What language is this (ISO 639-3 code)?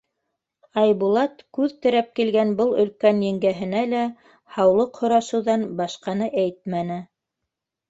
bak